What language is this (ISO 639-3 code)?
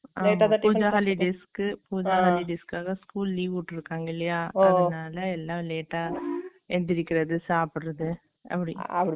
tam